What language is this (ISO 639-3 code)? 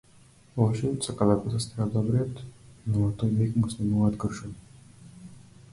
mkd